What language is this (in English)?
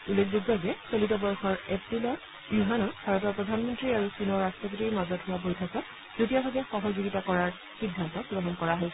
Assamese